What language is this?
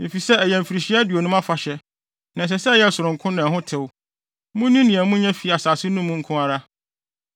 Akan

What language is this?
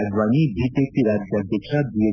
Kannada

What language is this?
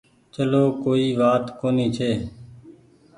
Goaria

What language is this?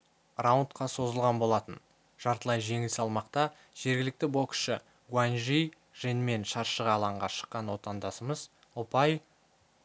Kazakh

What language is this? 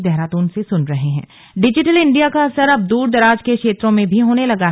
Hindi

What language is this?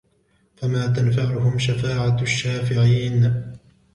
Arabic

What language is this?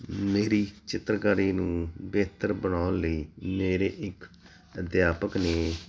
Punjabi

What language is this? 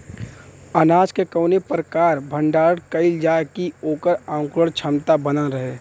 Bhojpuri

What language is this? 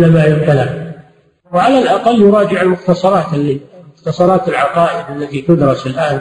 Arabic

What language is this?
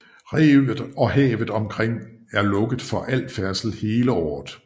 Danish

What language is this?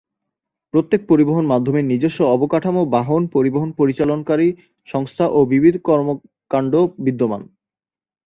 Bangla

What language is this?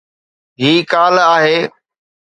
Sindhi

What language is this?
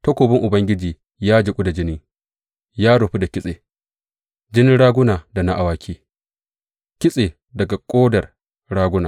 Hausa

